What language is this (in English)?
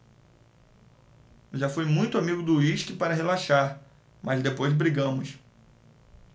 Portuguese